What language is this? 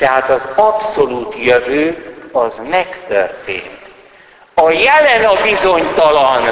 Hungarian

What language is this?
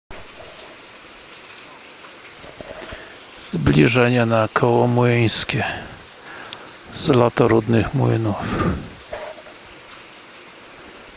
Polish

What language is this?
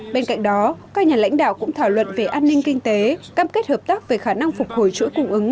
Vietnamese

